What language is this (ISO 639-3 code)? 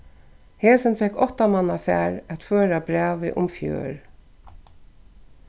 fao